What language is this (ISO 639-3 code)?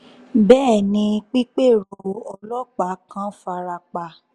yor